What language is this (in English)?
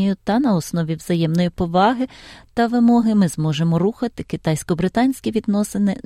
Ukrainian